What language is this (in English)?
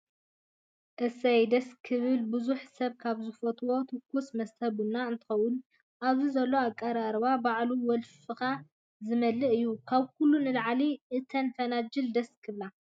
Tigrinya